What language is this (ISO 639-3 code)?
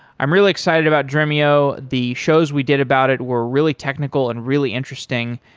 eng